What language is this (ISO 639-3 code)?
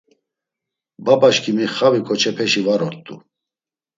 lzz